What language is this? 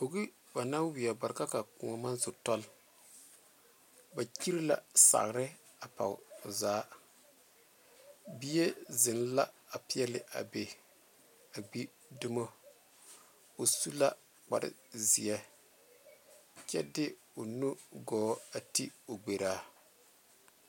Southern Dagaare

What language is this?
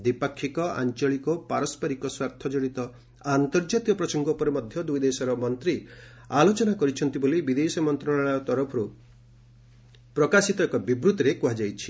Odia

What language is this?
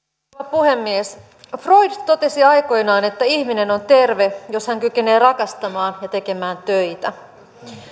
Finnish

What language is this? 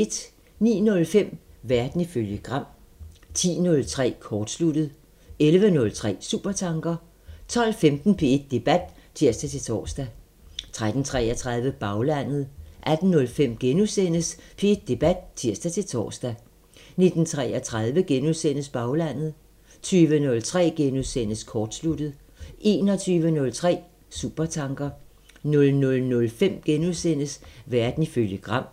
Danish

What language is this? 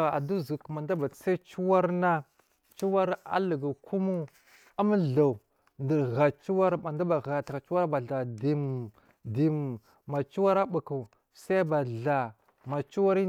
Marghi South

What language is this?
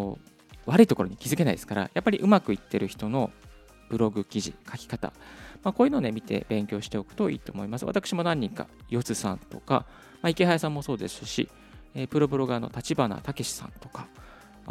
Japanese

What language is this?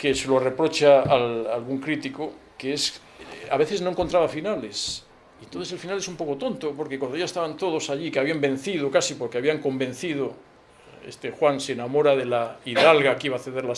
Spanish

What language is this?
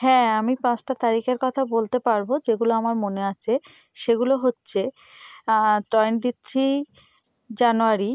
Bangla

